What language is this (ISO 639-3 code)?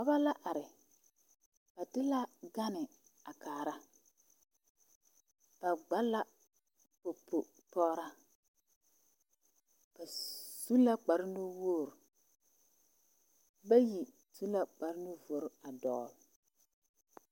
dga